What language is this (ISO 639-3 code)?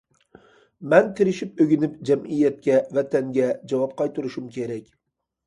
uig